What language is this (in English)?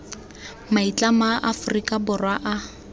Tswana